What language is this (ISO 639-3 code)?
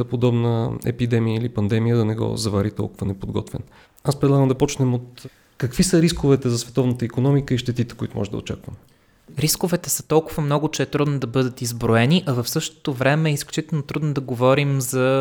bul